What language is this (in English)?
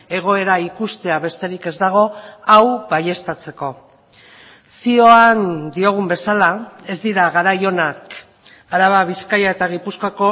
Basque